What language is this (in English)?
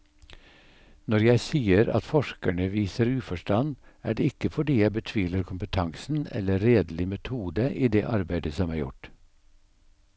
Norwegian